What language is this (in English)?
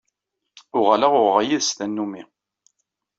Kabyle